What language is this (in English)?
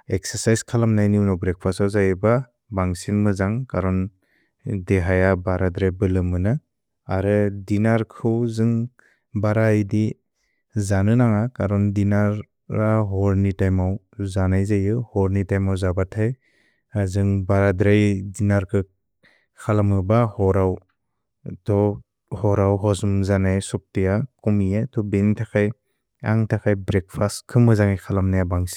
Bodo